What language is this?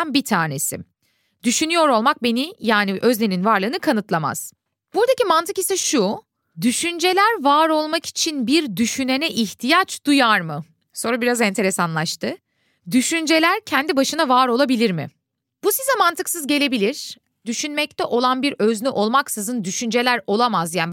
Turkish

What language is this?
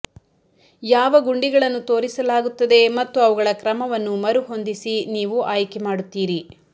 Kannada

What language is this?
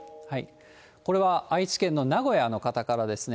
Japanese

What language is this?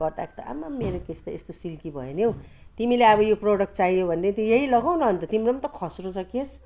Nepali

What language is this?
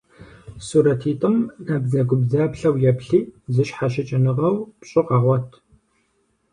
Kabardian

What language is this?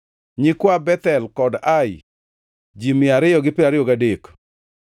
Luo (Kenya and Tanzania)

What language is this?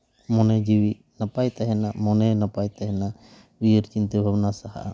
Santali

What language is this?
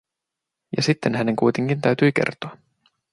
Finnish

